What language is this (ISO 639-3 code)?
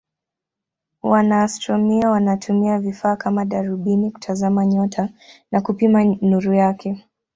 swa